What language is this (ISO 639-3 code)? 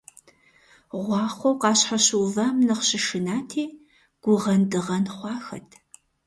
kbd